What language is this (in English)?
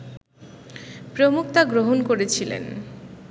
Bangla